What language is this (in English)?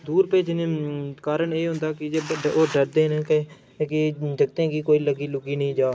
Dogri